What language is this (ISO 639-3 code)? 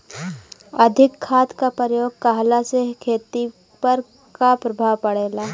bho